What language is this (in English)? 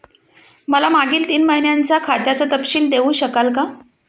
Marathi